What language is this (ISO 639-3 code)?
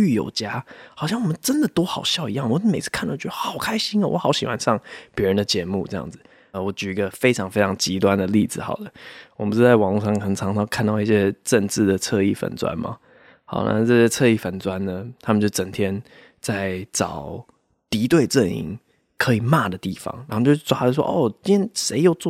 zho